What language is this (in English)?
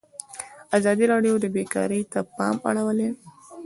Pashto